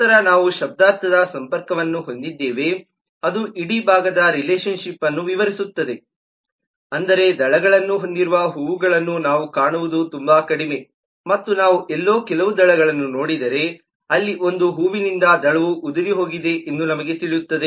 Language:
Kannada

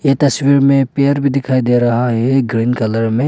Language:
Hindi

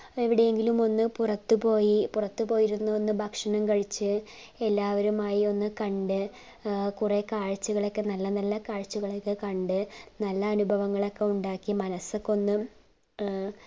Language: Malayalam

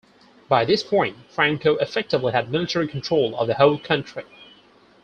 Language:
English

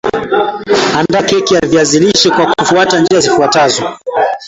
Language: Swahili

